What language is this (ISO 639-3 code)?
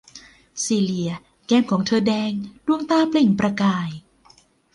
tha